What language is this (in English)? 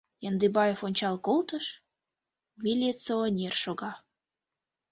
Mari